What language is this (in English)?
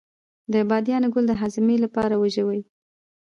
Pashto